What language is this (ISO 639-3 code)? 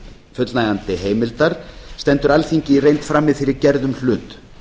isl